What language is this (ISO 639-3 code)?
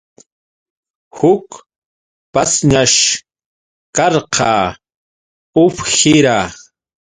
qux